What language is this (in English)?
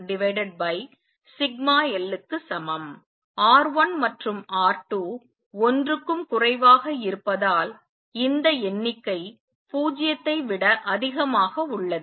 Tamil